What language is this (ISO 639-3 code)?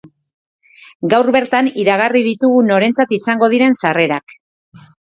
eus